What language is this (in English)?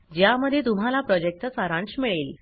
Marathi